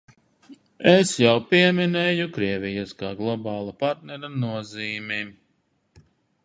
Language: Latvian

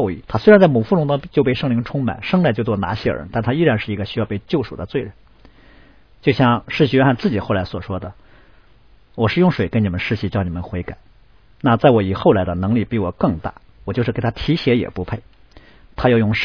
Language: Chinese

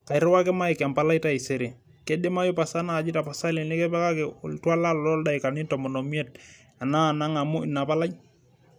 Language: Masai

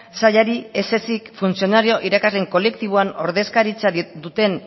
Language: Basque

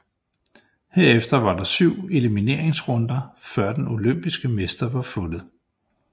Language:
Danish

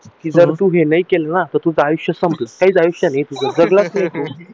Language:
Marathi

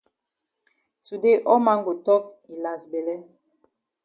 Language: Cameroon Pidgin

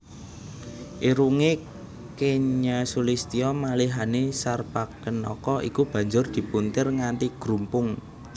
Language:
Javanese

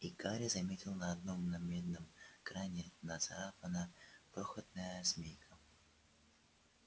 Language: Russian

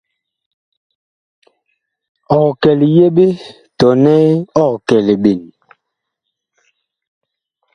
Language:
Bakoko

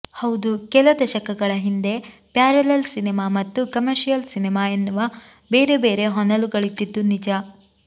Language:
Kannada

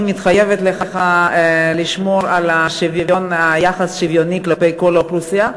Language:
Hebrew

